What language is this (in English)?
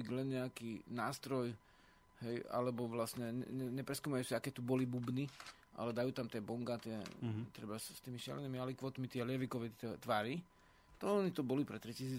Slovak